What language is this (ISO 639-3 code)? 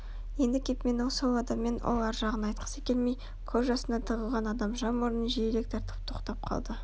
kaz